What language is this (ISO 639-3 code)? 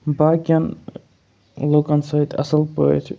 kas